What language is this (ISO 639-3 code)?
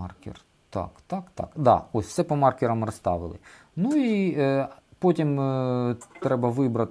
ukr